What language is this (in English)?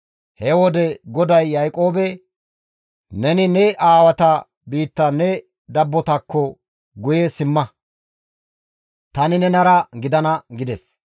Gamo